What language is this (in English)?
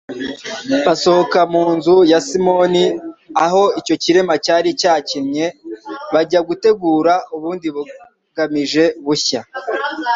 Kinyarwanda